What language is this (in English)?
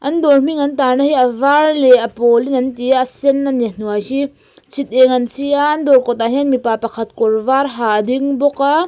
Mizo